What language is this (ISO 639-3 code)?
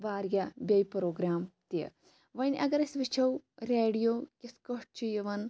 kas